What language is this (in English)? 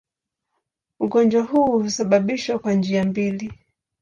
Swahili